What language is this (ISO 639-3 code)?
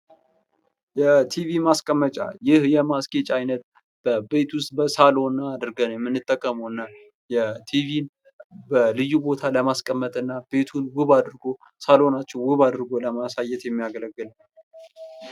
amh